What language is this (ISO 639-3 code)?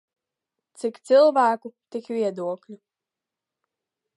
lav